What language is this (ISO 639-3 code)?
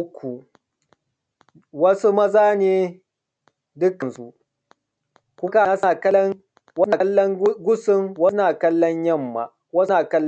hau